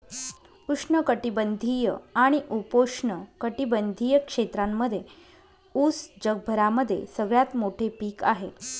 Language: Marathi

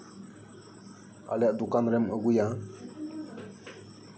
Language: Santali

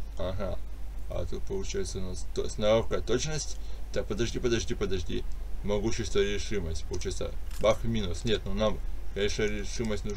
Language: Russian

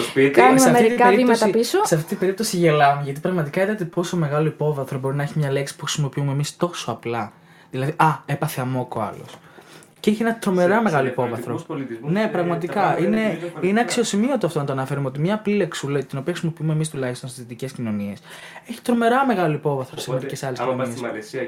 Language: Greek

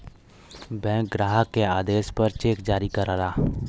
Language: Bhojpuri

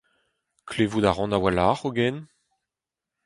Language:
Breton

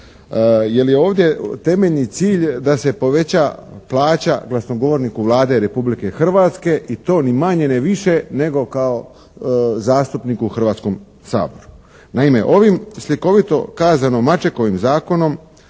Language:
Croatian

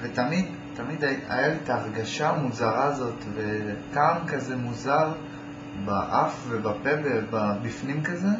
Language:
Hebrew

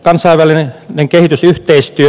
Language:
Finnish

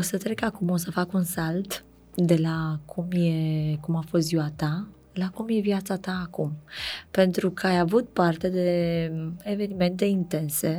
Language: Romanian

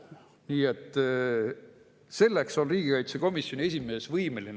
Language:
Estonian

